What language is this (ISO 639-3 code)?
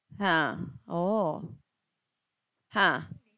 eng